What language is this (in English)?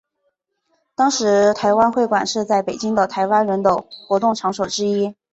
Chinese